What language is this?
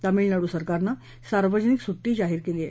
Marathi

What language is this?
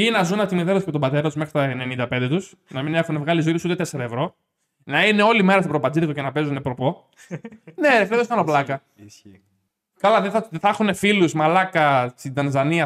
Greek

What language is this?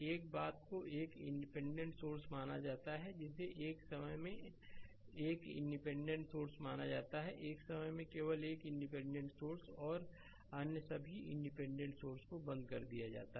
Hindi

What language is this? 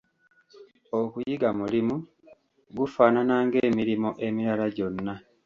Ganda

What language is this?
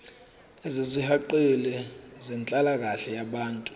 Zulu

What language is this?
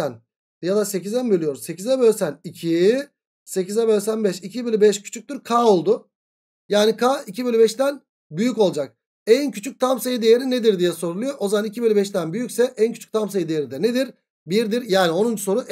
Turkish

